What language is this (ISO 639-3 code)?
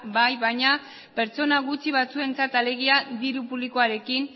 eus